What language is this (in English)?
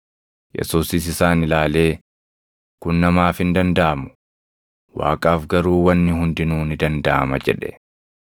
Oromo